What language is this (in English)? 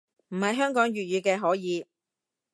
Cantonese